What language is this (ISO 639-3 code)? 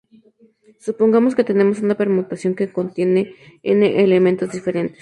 spa